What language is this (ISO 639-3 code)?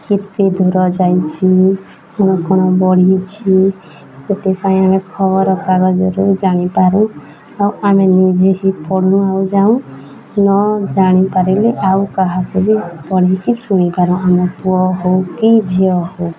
ori